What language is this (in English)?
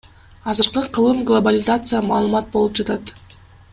Kyrgyz